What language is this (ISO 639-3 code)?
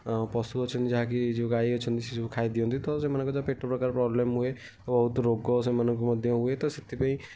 ori